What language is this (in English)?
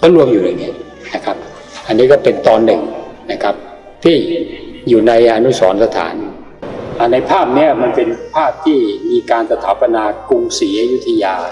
Thai